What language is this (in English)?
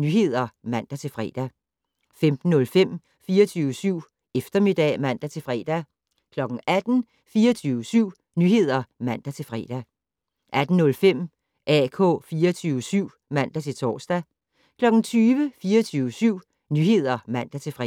Danish